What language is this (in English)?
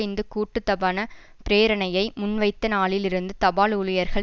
Tamil